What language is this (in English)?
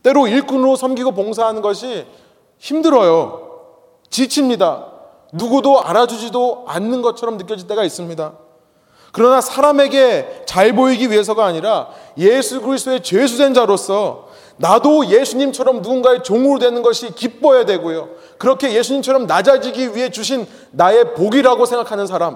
Korean